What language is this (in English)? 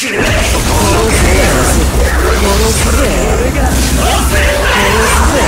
Japanese